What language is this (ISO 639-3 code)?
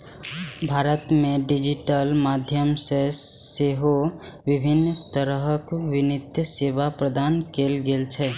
mai